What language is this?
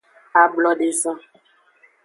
Aja (Benin)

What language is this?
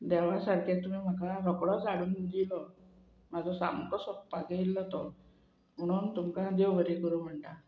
Konkani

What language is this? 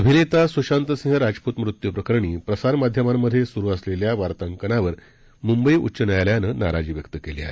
Marathi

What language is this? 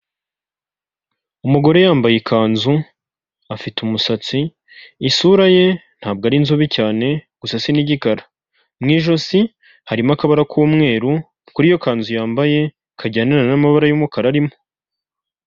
Kinyarwanda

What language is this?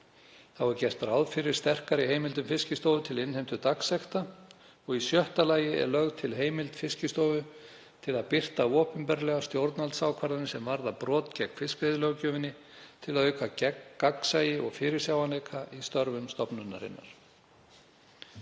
Icelandic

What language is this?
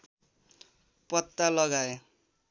Nepali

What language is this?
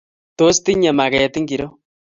Kalenjin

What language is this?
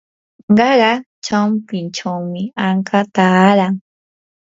Yanahuanca Pasco Quechua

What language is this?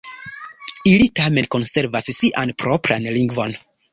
Esperanto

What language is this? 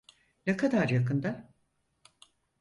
Turkish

